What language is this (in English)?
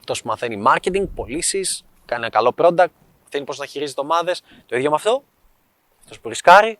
Greek